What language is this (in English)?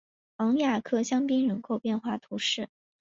Chinese